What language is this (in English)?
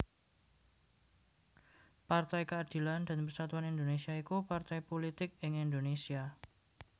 Javanese